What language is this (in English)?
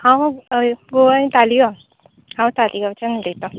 Konkani